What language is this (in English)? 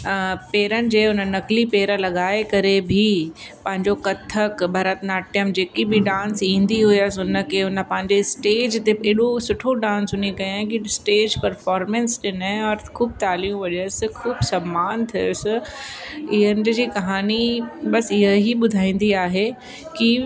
Sindhi